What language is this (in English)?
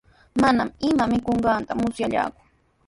Sihuas Ancash Quechua